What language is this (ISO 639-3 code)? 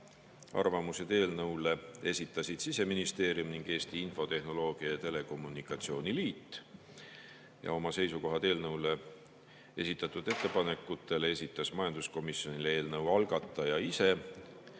est